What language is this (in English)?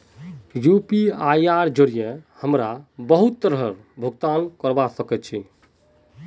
Magahi